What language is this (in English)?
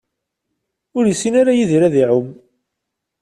Kabyle